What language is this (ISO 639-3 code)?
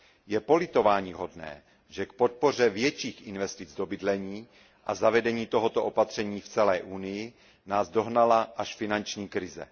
ces